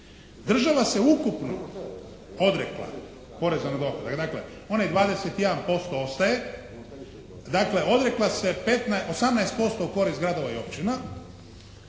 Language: Croatian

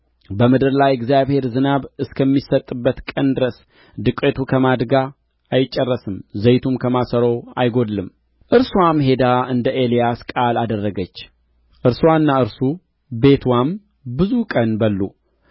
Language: Amharic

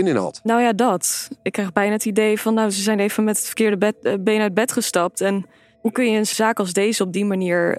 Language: Dutch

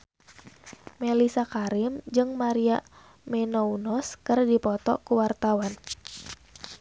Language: Sundanese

